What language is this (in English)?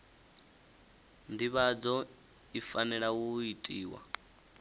Venda